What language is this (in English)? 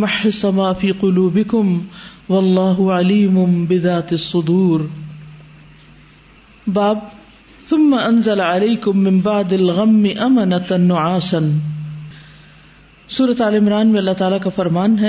Urdu